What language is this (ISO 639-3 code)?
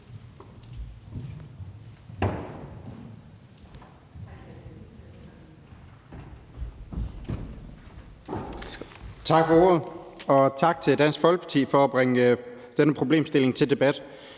dan